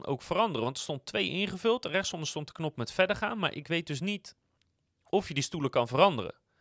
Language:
Dutch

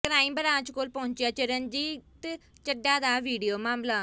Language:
Punjabi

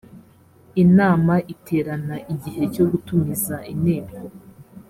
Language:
Kinyarwanda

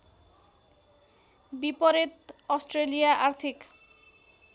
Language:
Nepali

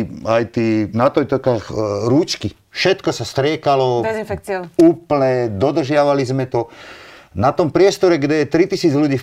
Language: Slovak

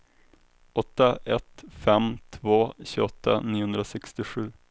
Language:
Swedish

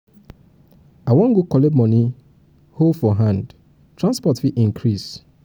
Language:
Nigerian Pidgin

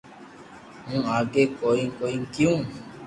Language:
Loarki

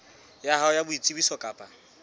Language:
Southern Sotho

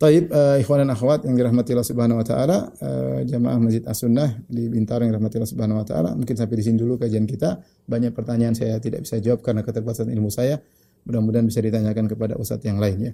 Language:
Indonesian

